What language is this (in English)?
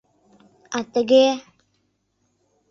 Mari